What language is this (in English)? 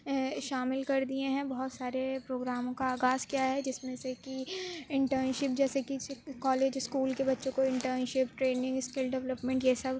Urdu